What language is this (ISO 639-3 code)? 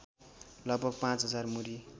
nep